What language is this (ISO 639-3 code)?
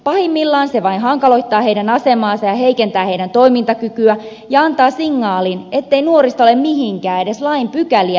fin